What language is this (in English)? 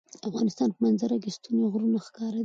Pashto